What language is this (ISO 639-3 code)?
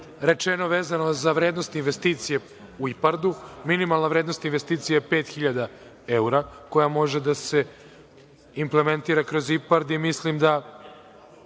srp